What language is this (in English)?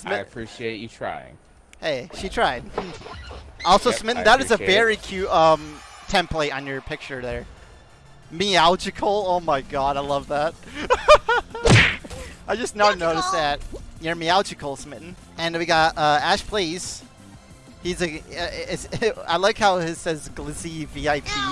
English